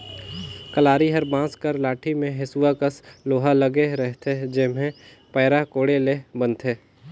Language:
Chhattisgarhi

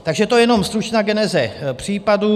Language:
Czech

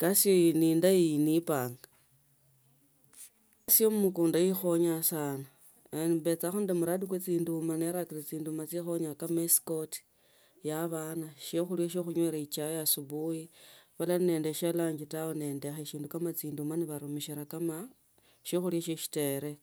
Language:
Tsotso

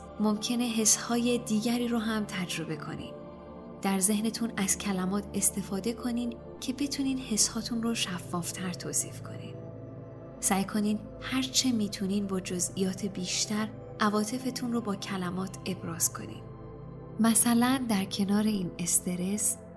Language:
Persian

